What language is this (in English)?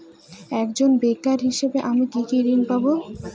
Bangla